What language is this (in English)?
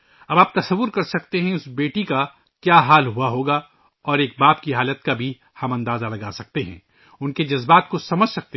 Urdu